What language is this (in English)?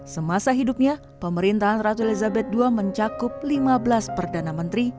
Indonesian